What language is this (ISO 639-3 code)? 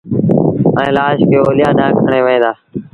sbn